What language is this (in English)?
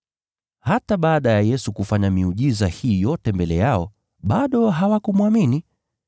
Swahili